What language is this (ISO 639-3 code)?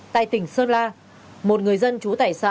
vie